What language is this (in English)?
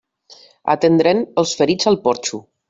Catalan